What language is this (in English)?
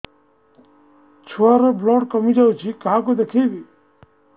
Odia